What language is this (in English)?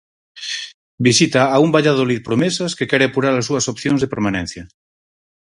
Galician